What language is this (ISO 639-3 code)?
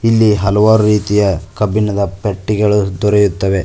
kan